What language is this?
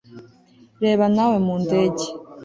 Kinyarwanda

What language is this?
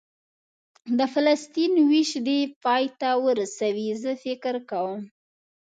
Pashto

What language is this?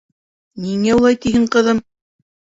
Bashkir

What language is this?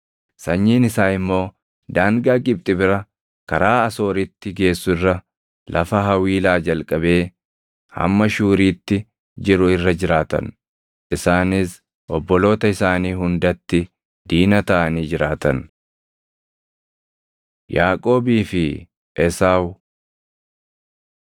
Oromo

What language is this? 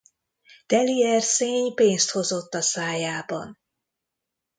Hungarian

